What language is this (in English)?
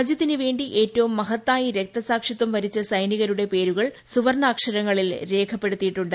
Malayalam